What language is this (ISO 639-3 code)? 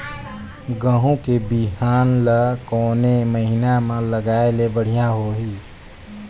hne